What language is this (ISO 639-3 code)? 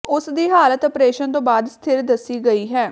pan